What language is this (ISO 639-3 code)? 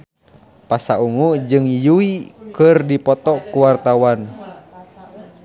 sun